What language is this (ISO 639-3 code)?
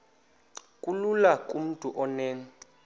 xho